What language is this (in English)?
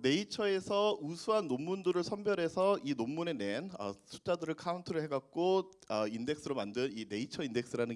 Korean